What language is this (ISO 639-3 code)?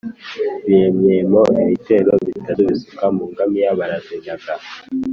kin